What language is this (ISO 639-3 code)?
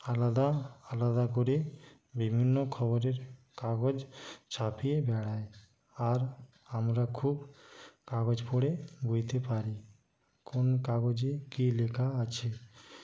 ben